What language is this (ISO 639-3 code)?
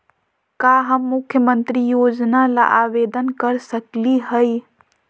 mag